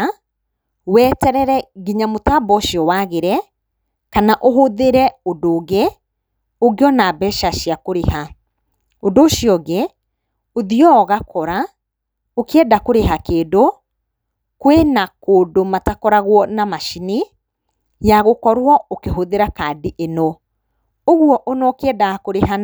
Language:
Kikuyu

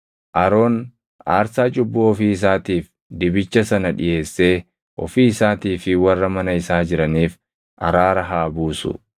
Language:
Oromo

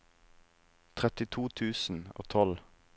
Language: Norwegian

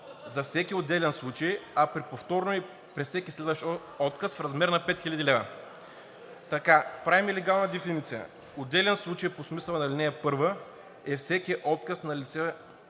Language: Bulgarian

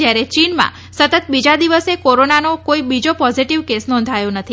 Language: Gujarati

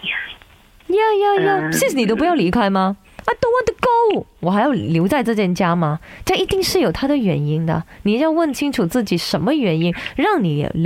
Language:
Chinese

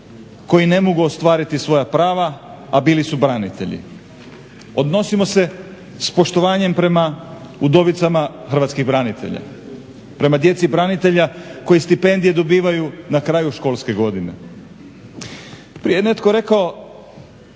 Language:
Croatian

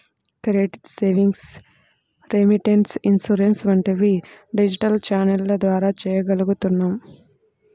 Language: Telugu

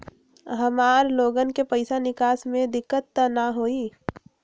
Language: Magahi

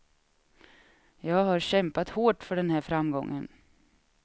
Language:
Swedish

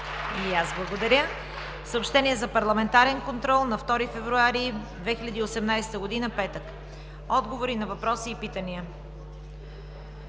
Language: Bulgarian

